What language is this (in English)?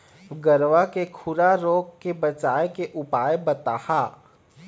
Chhattisgarhi